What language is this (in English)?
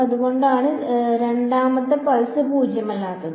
Malayalam